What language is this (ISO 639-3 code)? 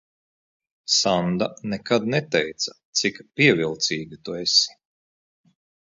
lav